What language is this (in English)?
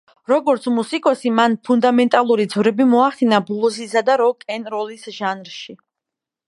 Georgian